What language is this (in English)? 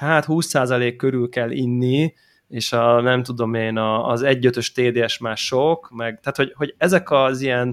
Hungarian